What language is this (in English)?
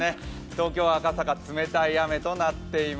Japanese